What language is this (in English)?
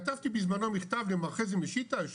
Hebrew